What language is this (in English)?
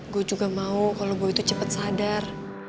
Indonesian